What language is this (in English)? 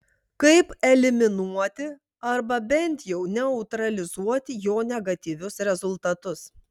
Lithuanian